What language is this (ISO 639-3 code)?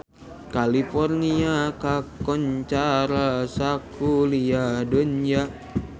sun